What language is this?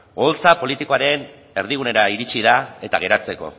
Basque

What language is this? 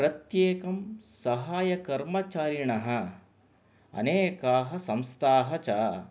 Sanskrit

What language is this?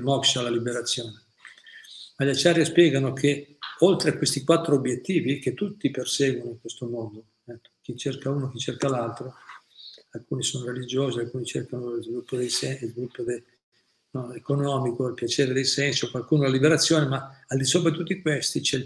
Italian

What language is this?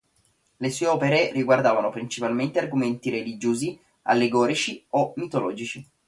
Italian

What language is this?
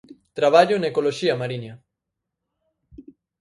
Galician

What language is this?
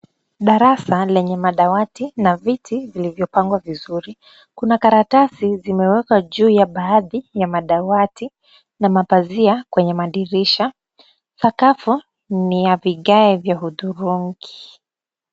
Swahili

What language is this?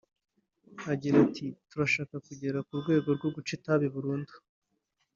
Kinyarwanda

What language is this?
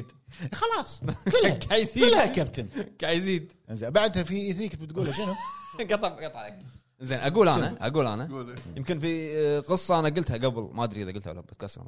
Arabic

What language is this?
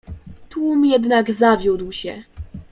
Polish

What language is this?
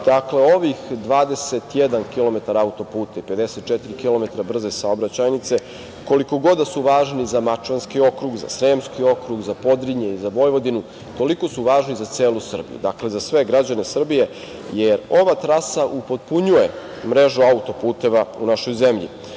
Serbian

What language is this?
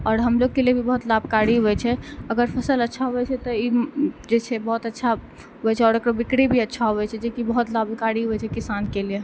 Maithili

